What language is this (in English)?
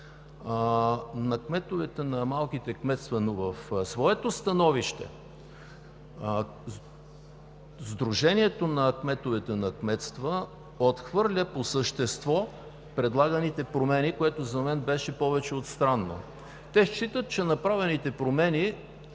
Bulgarian